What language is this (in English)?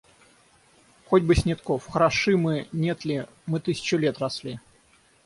Russian